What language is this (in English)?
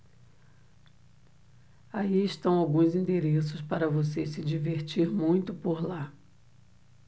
Portuguese